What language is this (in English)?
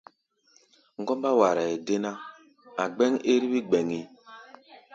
Gbaya